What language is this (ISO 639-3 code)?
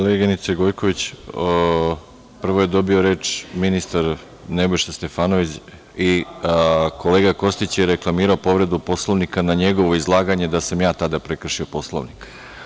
srp